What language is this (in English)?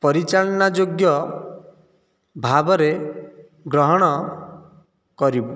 Odia